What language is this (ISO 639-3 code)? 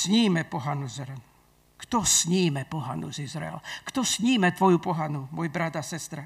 slk